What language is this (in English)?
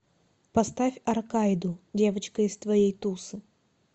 Russian